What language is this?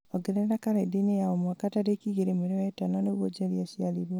Kikuyu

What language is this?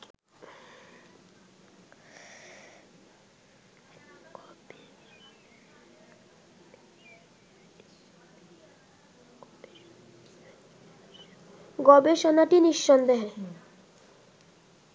Bangla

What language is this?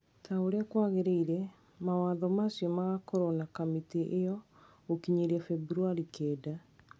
Kikuyu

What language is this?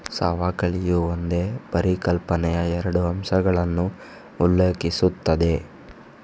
Kannada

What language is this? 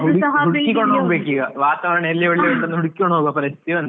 Kannada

